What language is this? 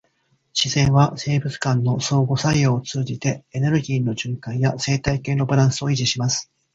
Japanese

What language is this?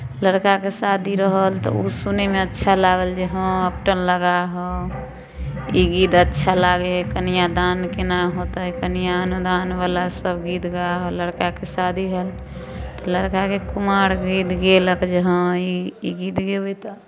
Maithili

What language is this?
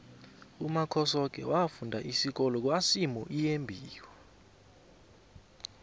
South Ndebele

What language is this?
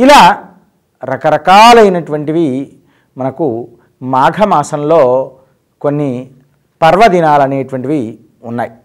Telugu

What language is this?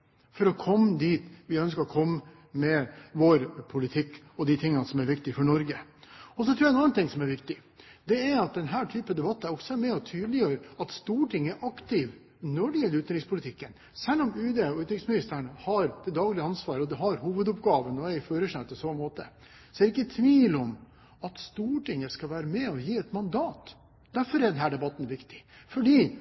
Norwegian Bokmål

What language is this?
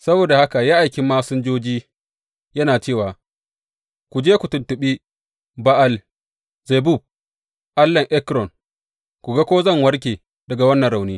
Hausa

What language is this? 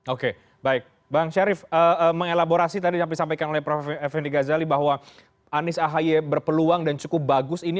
Indonesian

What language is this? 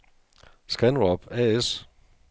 Danish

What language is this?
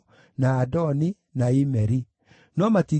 Kikuyu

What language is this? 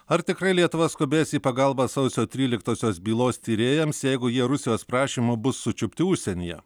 Lithuanian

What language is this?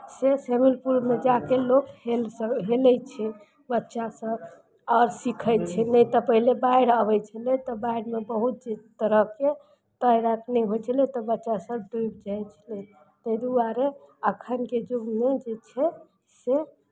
Maithili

